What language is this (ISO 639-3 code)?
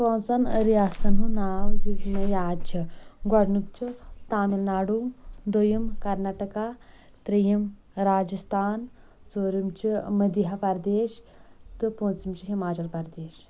kas